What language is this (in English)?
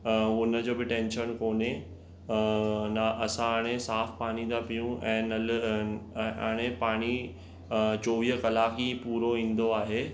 Sindhi